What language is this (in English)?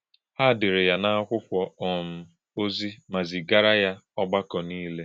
Igbo